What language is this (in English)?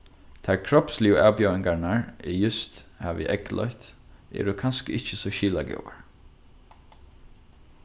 Faroese